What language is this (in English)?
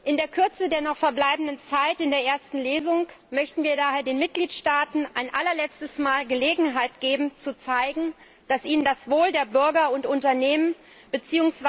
German